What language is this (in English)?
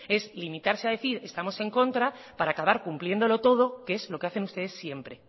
Spanish